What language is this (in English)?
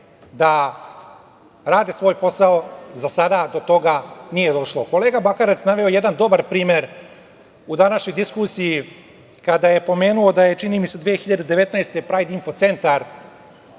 Serbian